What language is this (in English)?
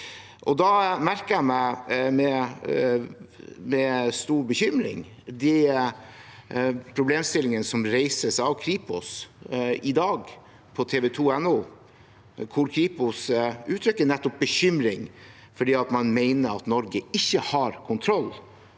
Norwegian